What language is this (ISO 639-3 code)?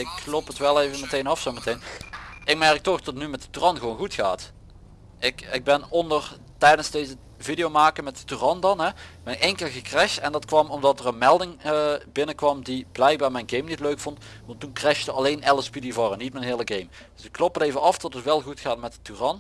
nld